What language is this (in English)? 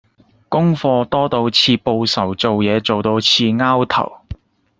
Cantonese